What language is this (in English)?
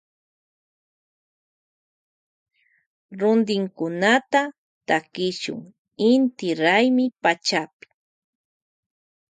Loja Highland Quichua